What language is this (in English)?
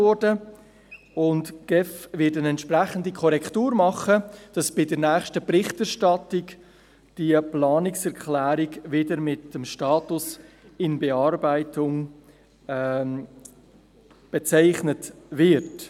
Swiss German